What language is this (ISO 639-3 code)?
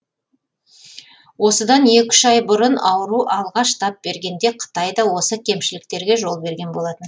kaz